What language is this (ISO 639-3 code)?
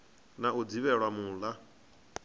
ven